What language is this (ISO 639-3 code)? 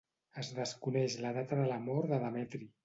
cat